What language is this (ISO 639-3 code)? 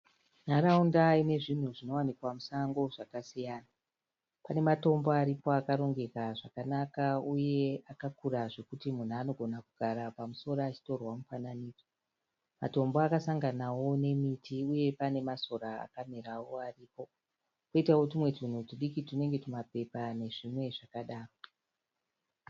sna